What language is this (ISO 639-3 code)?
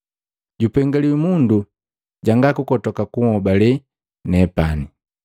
mgv